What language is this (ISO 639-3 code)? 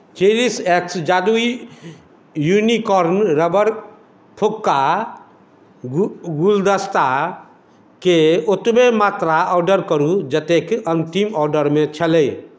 mai